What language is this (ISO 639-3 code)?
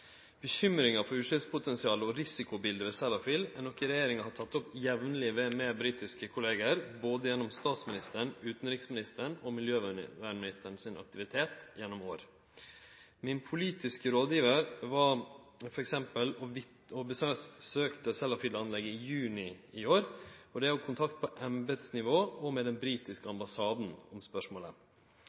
nno